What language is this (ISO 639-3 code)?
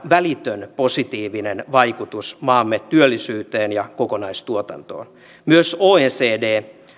fin